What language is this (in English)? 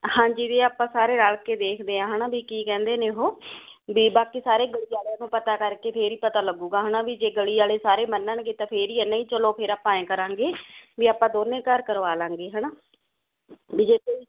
Punjabi